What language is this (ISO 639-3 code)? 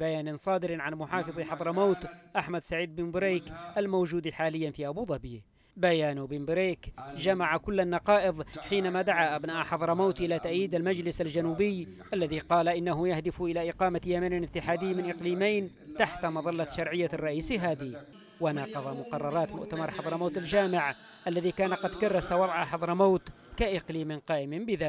ara